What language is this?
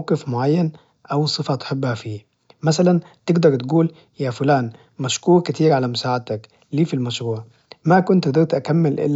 Najdi Arabic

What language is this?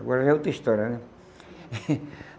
Portuguese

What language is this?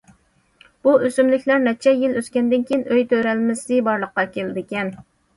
Uyghur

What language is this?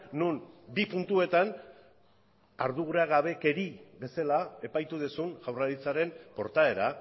Basque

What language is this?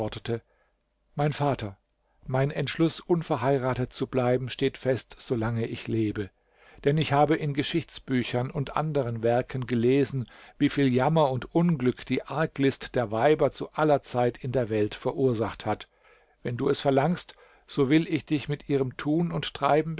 German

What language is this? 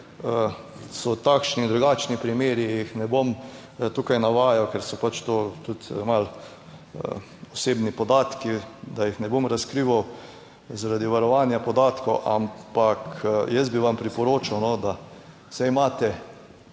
Slovenian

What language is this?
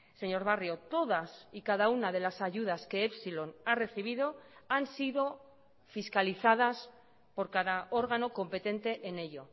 Spanish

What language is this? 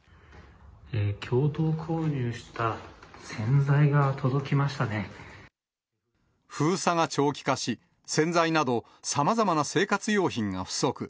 Japanese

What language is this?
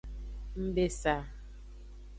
Aja (Benin)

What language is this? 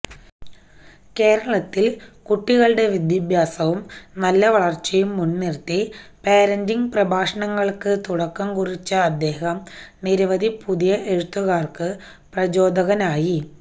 Malayalam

